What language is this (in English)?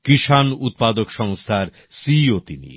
Bangla